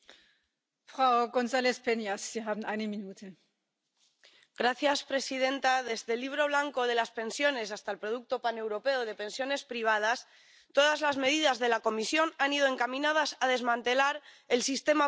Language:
Spanish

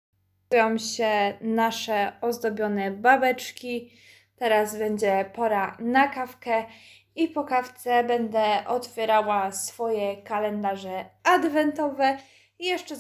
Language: Polish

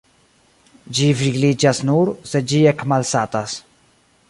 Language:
Esperanto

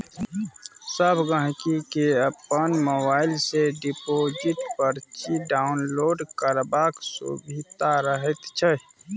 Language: Maithili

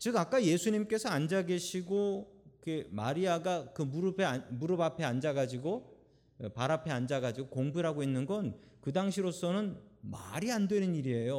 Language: Korean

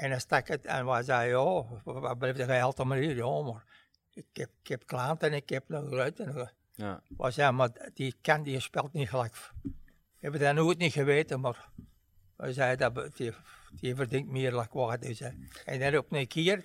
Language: Dutch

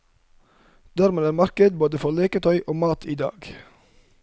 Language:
Norwegian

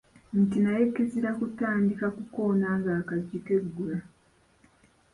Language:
Ganda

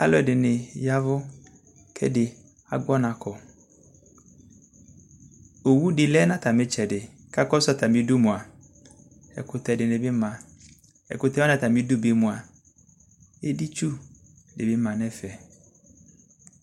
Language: Ikposo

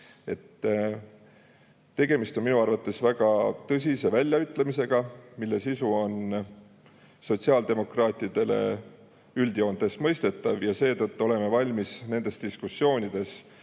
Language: Estonian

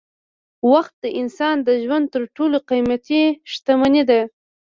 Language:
Pashto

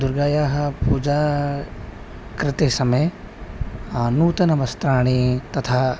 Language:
Sanskrit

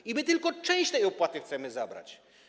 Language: Polish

